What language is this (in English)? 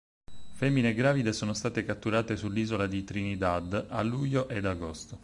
Italian